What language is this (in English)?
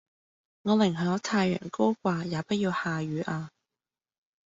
Cantonese